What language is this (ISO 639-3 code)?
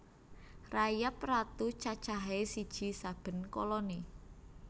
jav